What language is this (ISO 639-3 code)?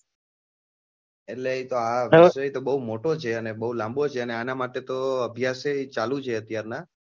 guj